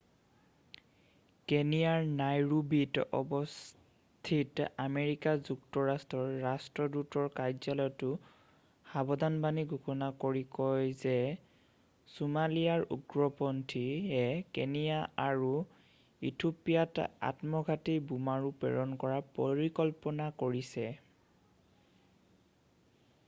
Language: Assamese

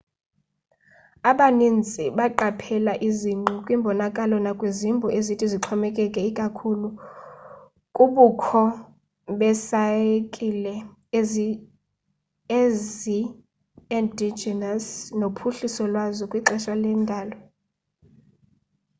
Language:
Xhosa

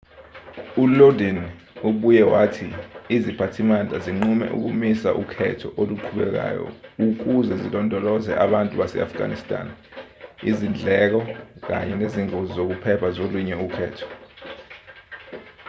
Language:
Zulu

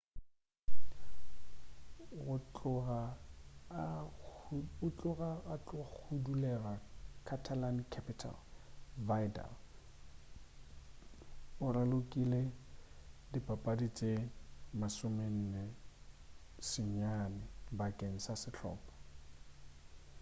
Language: Northern Sotho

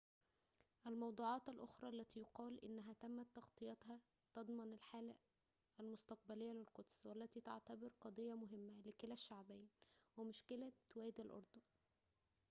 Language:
Arabic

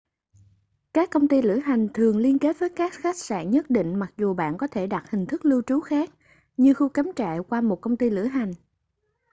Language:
Vietnamese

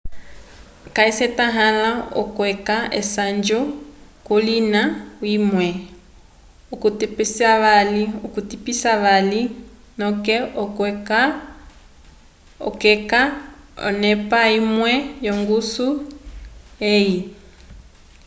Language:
Umbundu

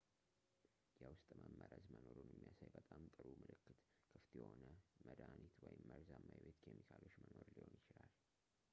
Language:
Amharic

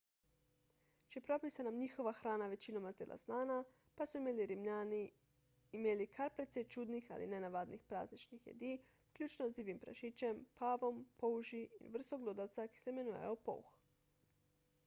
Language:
Slovenian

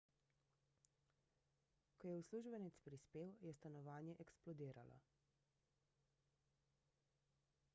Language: Slovenian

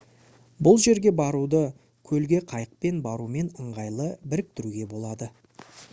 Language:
Kazakh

